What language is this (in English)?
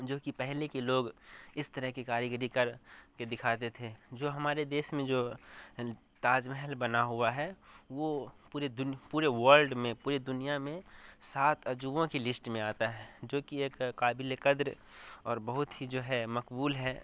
Urdu